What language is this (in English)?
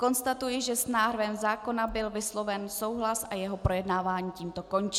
Czech